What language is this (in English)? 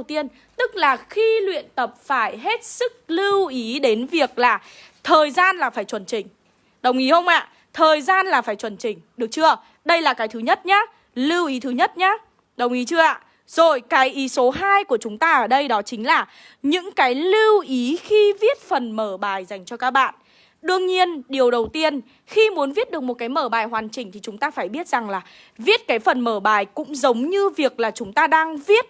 Vietnamese